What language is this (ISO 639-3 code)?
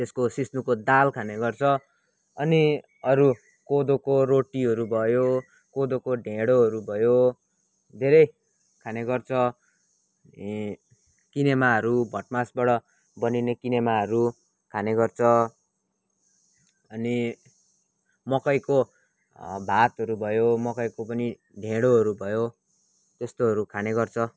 nep